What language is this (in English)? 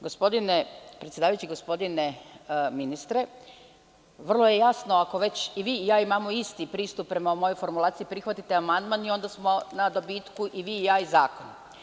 Serbian